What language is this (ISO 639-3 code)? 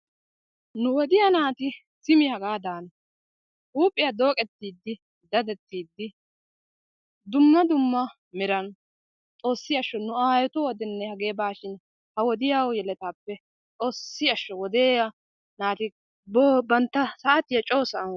wal